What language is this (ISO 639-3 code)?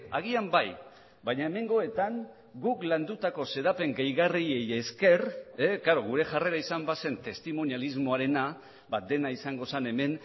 eus